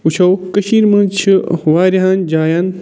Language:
Kashmiri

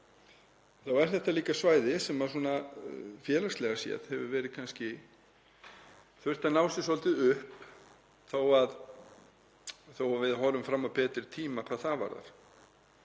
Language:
Icelandic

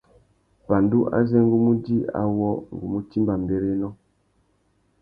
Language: Tuki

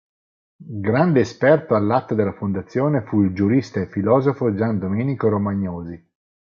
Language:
Italian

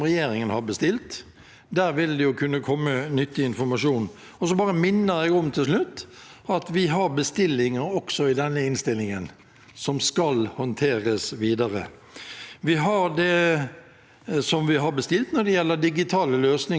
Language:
Norwegian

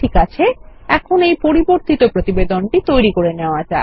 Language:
Bangla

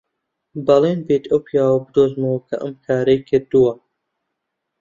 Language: Central Kurdish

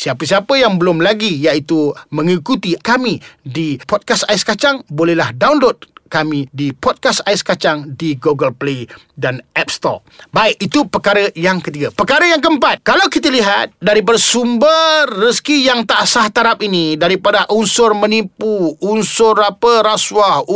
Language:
Malay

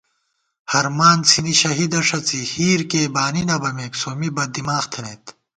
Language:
Gawar-Bati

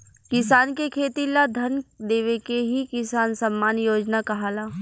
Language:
Bhojpuri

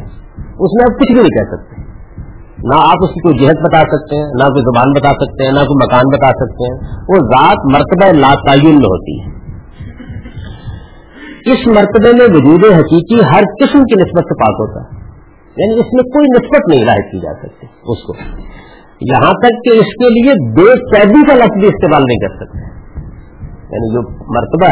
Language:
Urdu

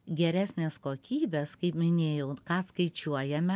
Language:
Lithuanian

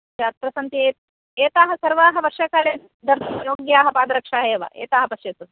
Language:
Sanskrit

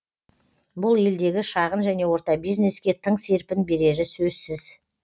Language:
Kazakh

